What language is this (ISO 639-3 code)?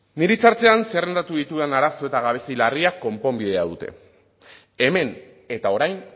eus